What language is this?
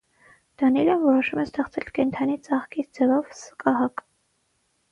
Armenian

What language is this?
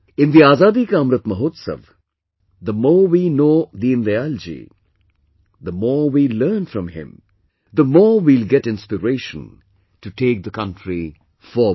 English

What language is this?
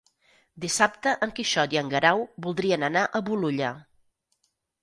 Catalan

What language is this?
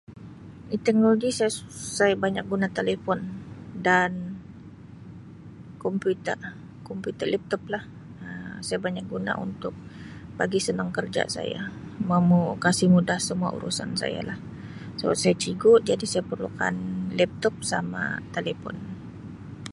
Sabah Malay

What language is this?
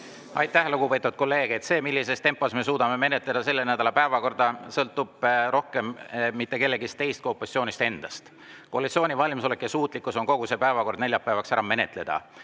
Estonian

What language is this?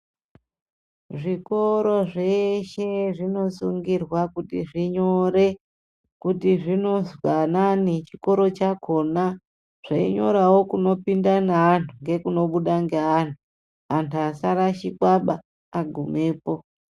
Ndau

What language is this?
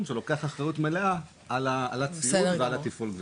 Hebrew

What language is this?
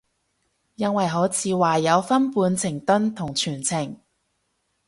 Cantonese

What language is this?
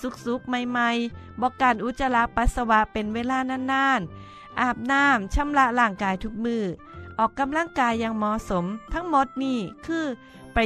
Thai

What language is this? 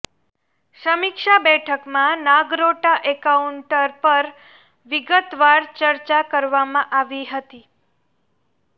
Gujarati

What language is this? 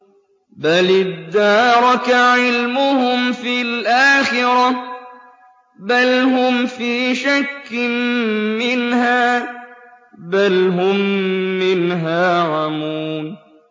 Arabic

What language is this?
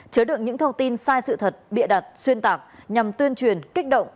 Vietnamese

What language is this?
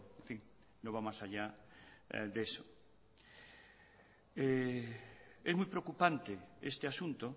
Spanish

